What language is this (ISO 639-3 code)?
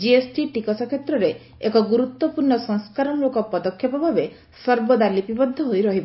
ori